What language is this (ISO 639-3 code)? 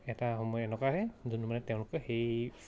asm